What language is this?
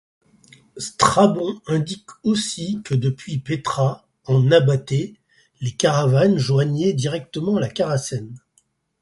French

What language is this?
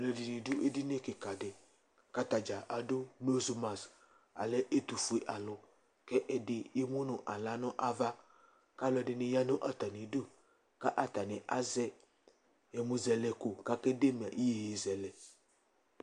Ikposo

